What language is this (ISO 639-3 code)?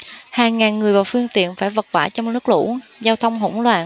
vie